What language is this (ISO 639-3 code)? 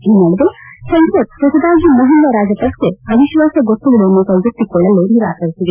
kan